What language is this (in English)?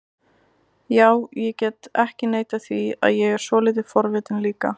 Icelandic